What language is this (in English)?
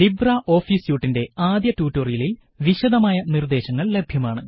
Malayalam